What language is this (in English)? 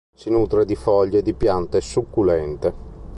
Italian